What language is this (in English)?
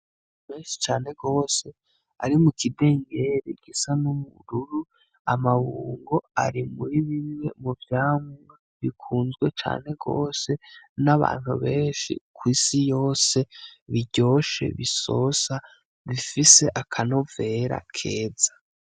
Rundi